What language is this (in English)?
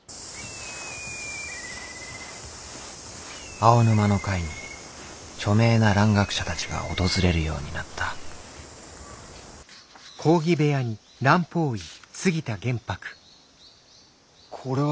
Japanese